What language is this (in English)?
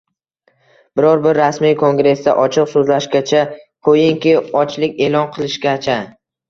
Uzbek